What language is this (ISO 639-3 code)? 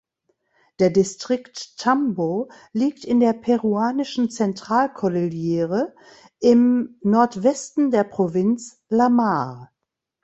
deu